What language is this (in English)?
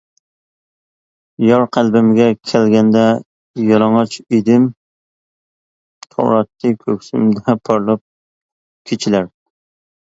Uyghur